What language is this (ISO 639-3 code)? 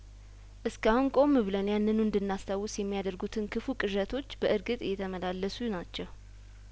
amh